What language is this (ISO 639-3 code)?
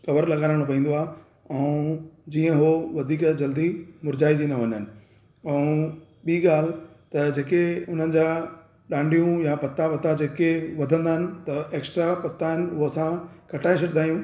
snd